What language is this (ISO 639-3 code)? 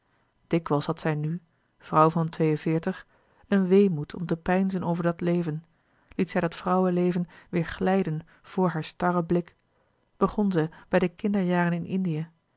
nld